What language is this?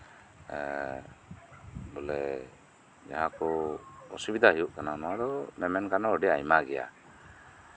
Santali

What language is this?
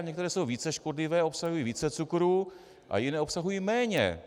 Czech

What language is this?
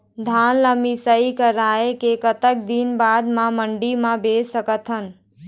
Chhattisgarhi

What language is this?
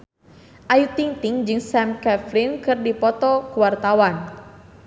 Sundanese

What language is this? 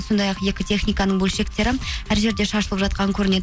Kazakh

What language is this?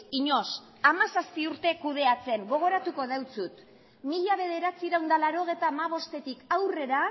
Basque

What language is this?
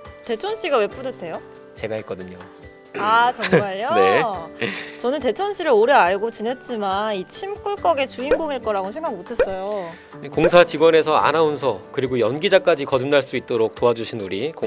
Korean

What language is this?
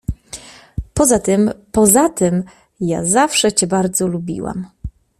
Polish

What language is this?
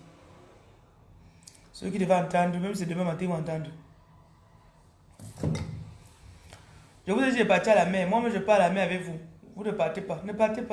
French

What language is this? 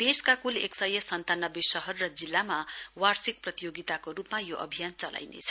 Nepali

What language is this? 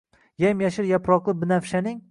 Uzbek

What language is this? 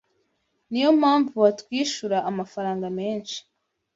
Kinyarwanda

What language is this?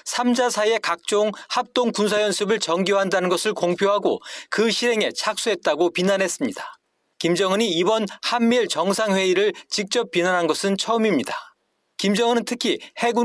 Korean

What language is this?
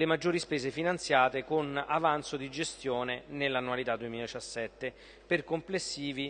Italian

